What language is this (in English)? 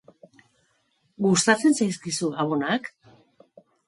Basque